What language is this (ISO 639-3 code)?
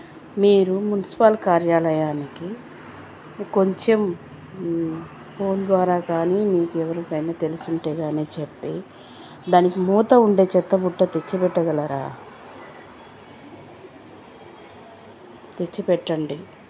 tel